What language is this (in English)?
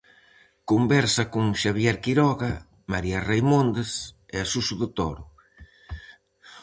Galician